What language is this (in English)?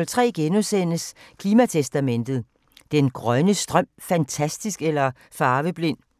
Danish